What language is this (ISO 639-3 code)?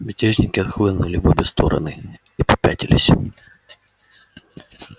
rus